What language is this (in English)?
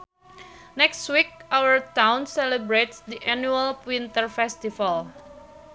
Sundanese